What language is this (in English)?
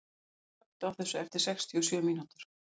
Icelandic